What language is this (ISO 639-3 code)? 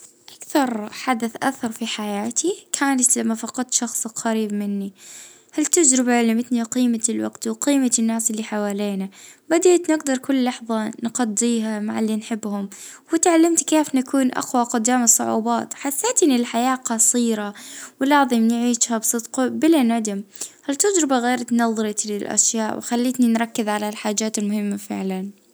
ayl